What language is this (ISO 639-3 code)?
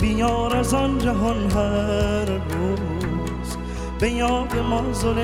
fas